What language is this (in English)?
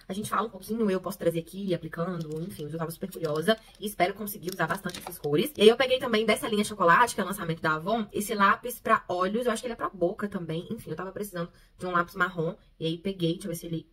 Portuguese